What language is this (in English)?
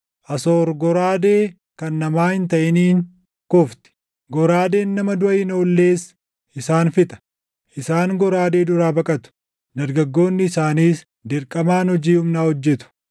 Oromo